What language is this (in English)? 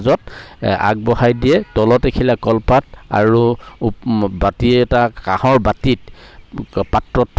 Assamese